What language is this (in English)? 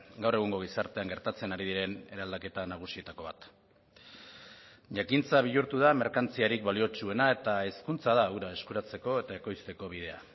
Basque